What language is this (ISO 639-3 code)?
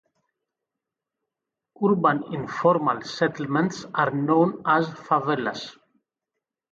eng